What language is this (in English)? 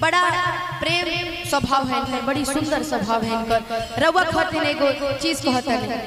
Hindi